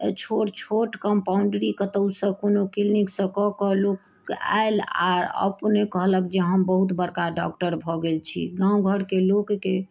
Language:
Maithili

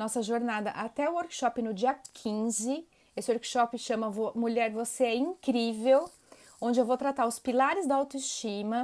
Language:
Portuguese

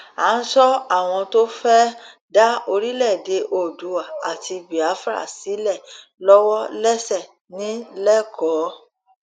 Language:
Yoruba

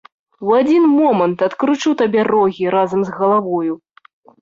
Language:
Belarusian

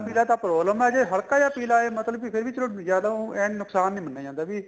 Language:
Punjabi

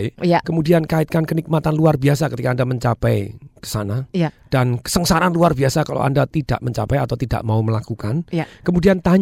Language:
Indonesian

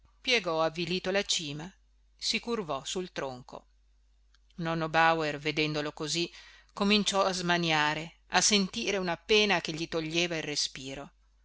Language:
Italian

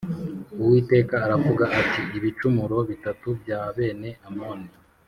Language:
Kinyarwanda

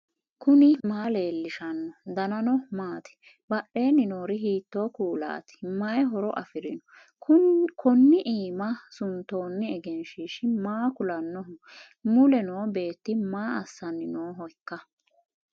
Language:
Sidamo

